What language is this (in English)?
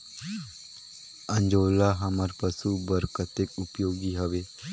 Chhattisgarhi